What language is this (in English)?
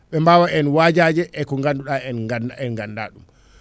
Fula